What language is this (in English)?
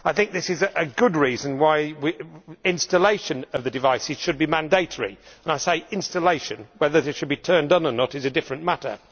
English